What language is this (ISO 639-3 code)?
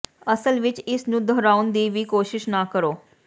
pan